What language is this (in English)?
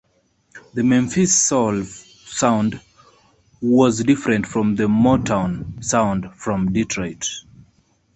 English